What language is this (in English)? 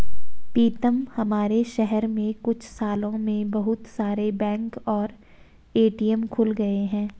Hindi